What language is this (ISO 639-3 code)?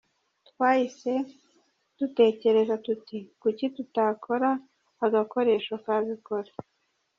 kin